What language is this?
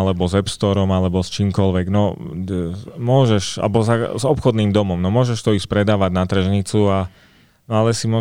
Slovak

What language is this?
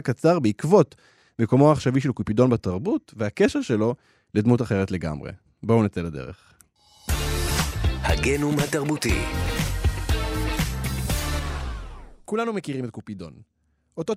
Hebrew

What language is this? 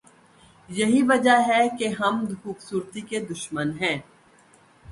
Urdu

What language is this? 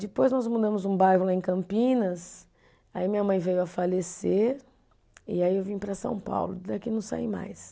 Portuguese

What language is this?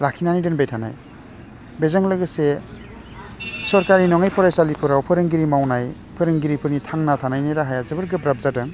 Bodo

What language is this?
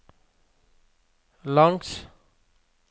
Norwegian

